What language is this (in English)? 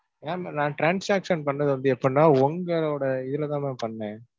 Tamil